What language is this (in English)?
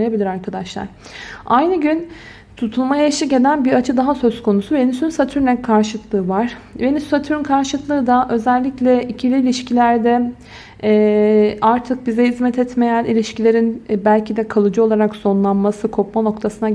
Turkish